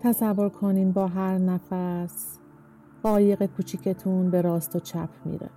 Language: Persian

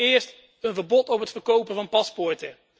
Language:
Dutch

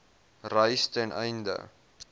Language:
Afrikaans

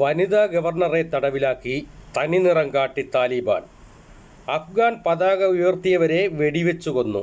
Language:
Malayalam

